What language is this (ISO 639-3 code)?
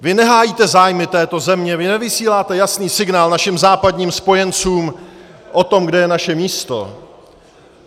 ces